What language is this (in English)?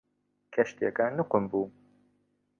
Central Kurdish